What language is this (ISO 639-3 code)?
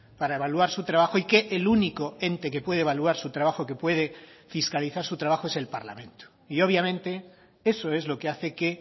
spa